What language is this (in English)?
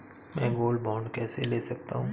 Hindi